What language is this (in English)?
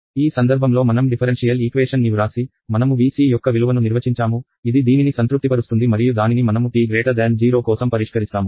Telugu